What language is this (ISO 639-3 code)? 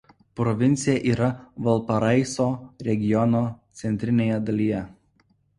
lit